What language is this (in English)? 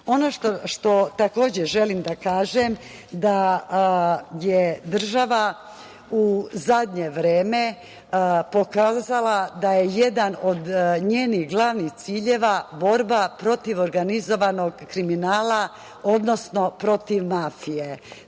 Serbian